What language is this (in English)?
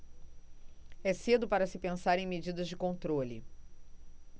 Portuguese